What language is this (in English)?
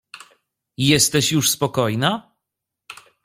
Polish